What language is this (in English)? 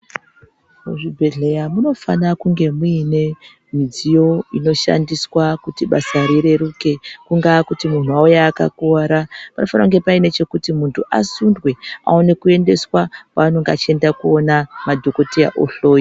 Ndau